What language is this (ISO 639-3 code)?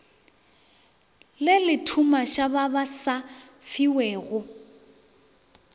nso